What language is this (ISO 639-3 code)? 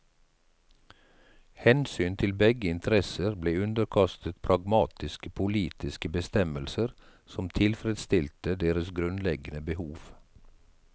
nor